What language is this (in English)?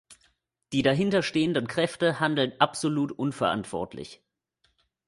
German